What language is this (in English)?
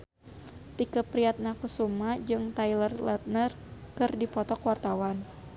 Sundanese